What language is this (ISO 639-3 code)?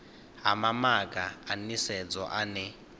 ven